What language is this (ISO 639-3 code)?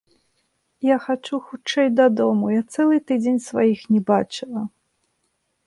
bel